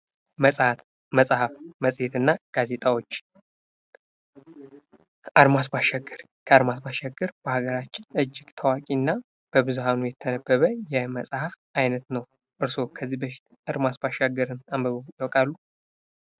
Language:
Amharic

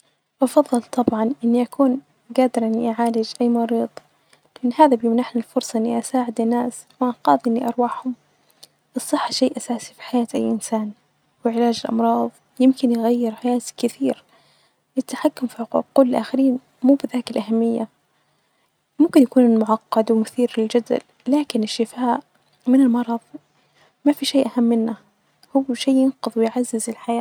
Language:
Najdi Arabic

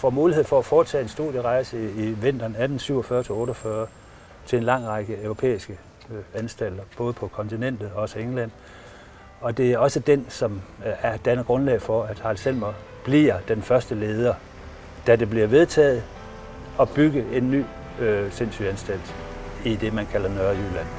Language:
Danish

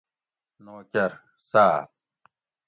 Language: Gawri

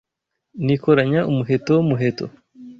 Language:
Kinyarwanda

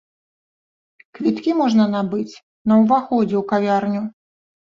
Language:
Belarusian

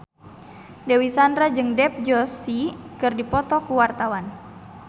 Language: Sundanese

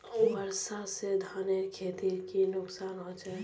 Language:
Magahi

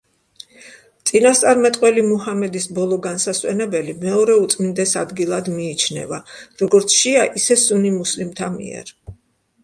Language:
Georgian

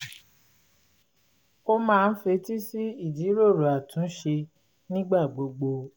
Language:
Yoruba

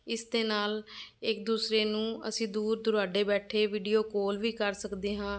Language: Punjabi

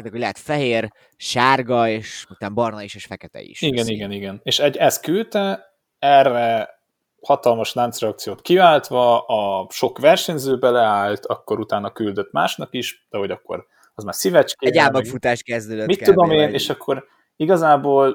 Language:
Hungarian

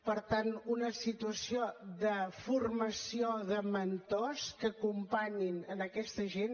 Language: Catalan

